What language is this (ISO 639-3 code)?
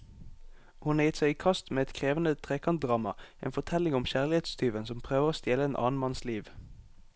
nor